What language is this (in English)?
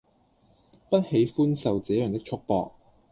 Cantonese